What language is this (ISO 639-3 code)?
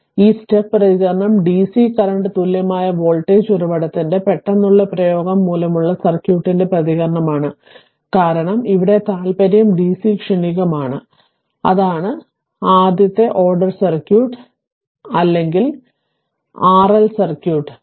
mal